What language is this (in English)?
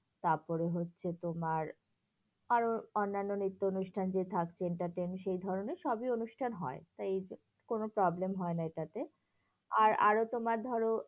Bangla